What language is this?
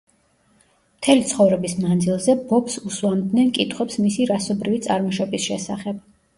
Georgian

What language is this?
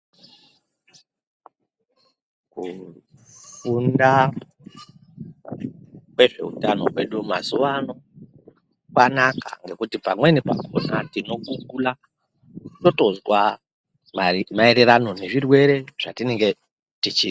Ndau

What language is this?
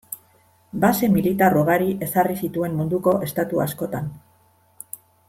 Basque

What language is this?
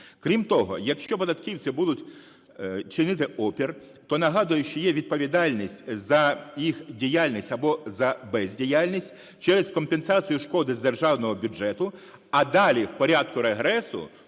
Ukrainian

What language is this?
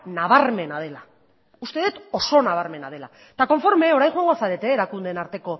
Basque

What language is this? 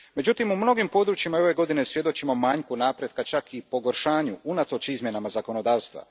Croatian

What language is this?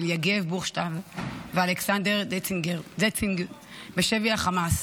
Hebrew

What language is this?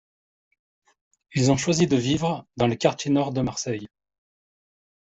French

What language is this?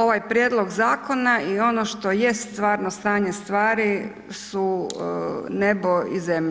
Croatian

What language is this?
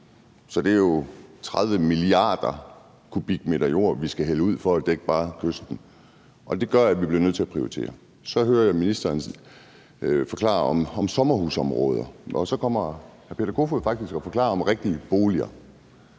Danish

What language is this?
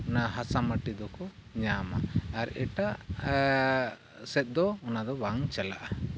Santali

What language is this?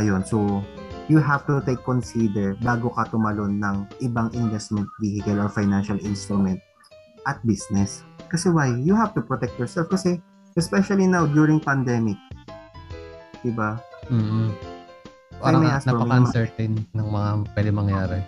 Filipino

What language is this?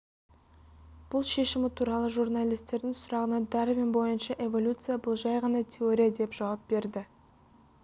Kazakh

